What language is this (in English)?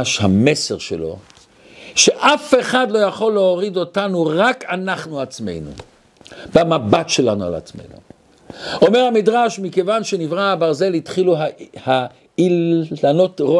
Hebrew